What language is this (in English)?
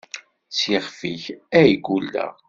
Kabyle